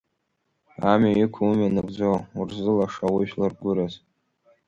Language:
Abkhazian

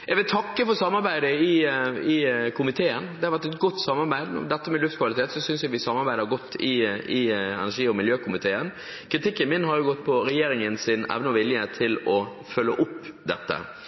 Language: Norwegian Bokmål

